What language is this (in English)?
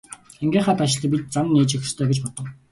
Mongolian